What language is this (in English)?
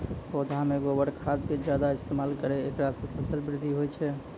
Maithili